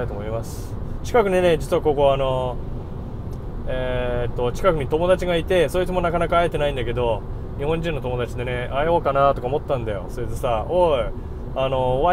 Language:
Japanese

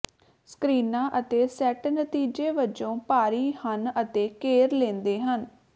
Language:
Punjabi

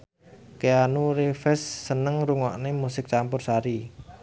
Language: Javanese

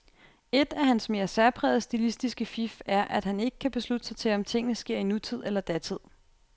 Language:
Danish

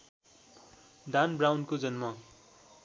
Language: Nepali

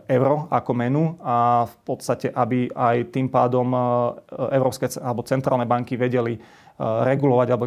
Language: Slovak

